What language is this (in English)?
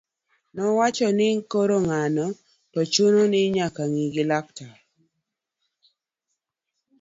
Luo (Kenya and Tanzania)